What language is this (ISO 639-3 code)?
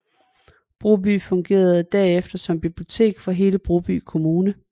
dan